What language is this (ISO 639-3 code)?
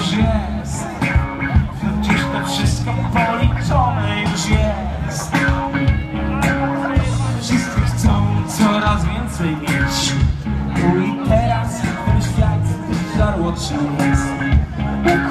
pol